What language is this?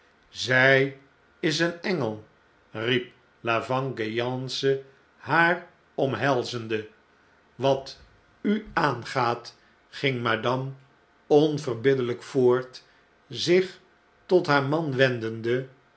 Dutch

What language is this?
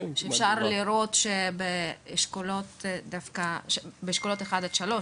Hebrew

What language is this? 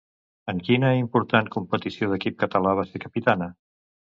Catalan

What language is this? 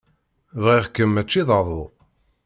Kabyle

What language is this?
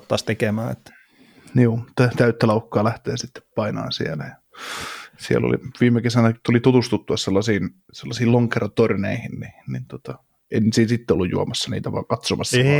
Finnish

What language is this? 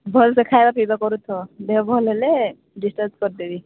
Odia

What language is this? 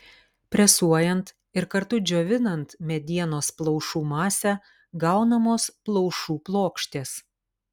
Lithuanian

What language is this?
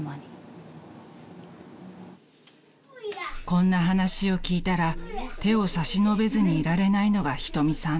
Japanese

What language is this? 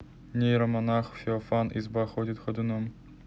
Russian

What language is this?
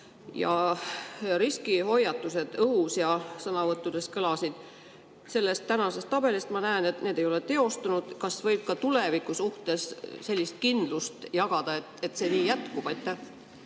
Estonian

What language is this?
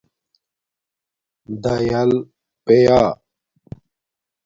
Domaaki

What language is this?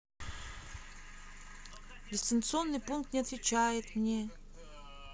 Russian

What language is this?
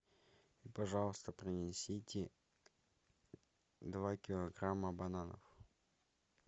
Russian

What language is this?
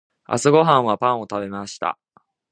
Japanese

